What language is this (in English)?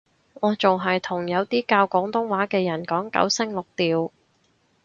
Cantonese